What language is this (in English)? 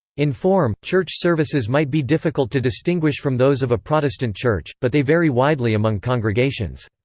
English